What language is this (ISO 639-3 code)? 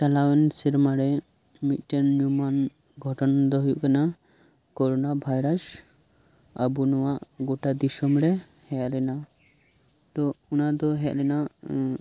sat